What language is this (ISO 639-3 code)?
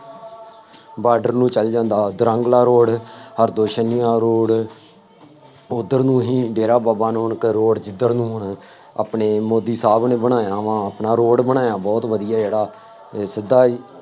pan